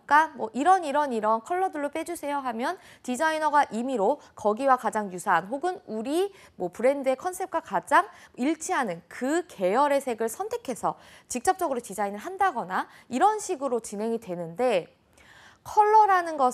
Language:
Korean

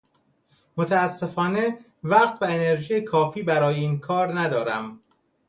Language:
Persian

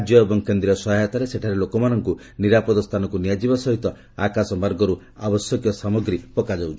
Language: Odia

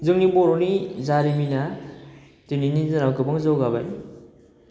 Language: Bodo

